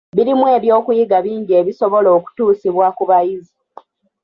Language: Ganda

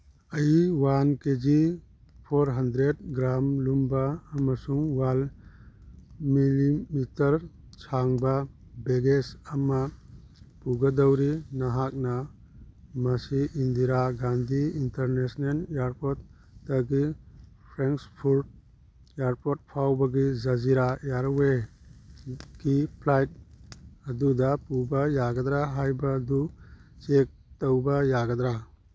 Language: Manipuri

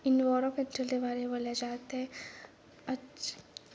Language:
Dogri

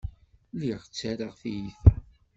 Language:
Kabyle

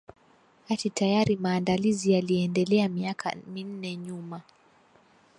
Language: Swahili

